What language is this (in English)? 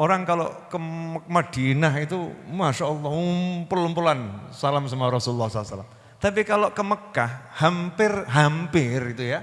Indonesian